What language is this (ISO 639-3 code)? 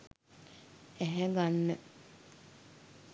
sin